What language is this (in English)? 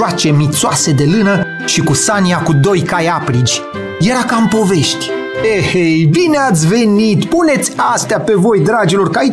Romanian